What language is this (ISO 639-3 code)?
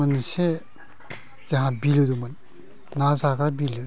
brx